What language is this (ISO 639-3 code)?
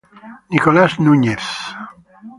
ita